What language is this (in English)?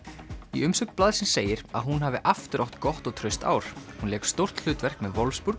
Icelandic